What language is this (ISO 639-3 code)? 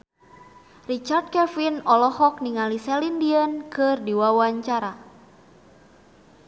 sun